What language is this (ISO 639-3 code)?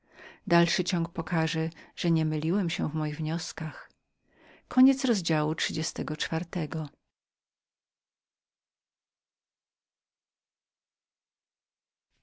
pol